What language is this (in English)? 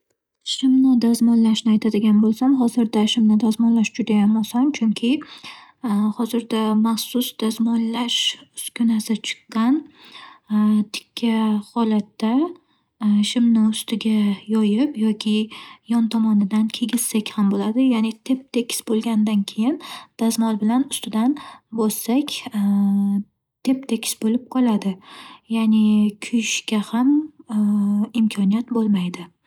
Uzbek